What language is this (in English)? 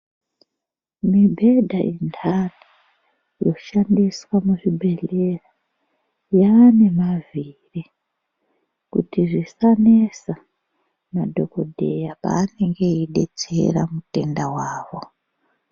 Ndau